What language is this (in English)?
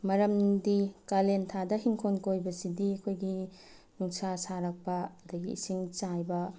Manipuri